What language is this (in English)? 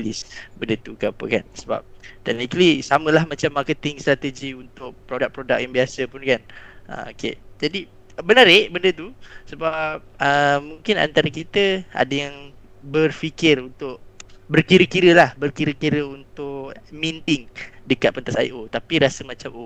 Malay